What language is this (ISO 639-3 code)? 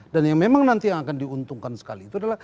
ind